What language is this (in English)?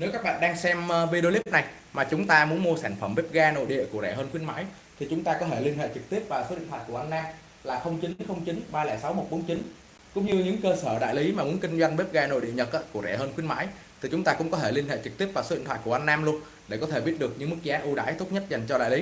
Vietnamese